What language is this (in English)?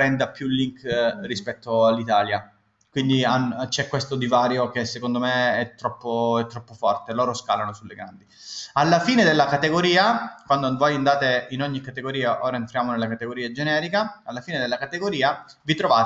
Italian